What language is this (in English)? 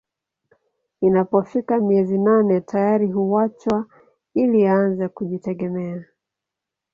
Swahili